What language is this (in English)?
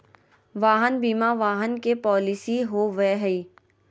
Magahi